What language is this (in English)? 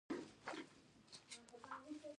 Pashto